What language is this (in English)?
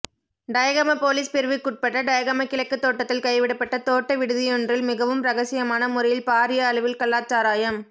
Tamil